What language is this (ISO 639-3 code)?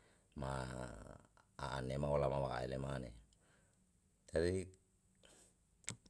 jal